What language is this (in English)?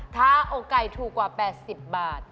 Thai